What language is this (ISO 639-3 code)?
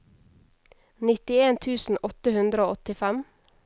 nor